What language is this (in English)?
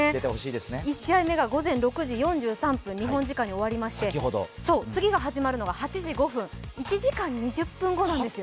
Japanese